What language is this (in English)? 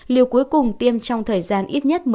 Vietnamese